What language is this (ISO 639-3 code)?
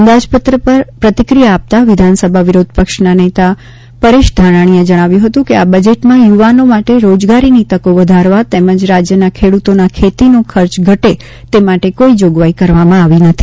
guj